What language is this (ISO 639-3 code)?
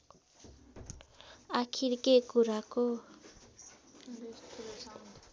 nep